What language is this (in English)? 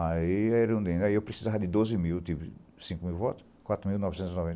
Portuguese